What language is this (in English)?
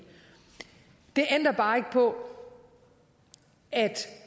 Danish